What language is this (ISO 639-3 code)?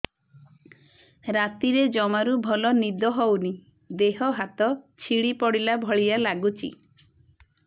ori